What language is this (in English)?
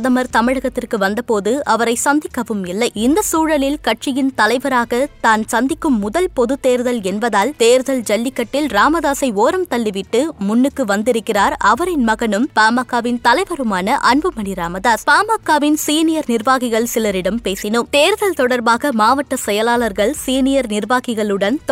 Tamil